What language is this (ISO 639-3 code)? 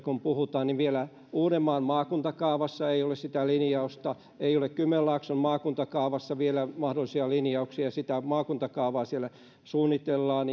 fin